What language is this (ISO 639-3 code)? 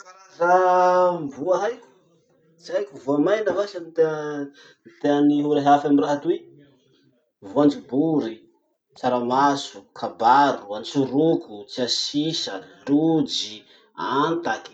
msh